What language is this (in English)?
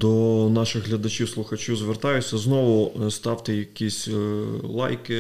Ukrainian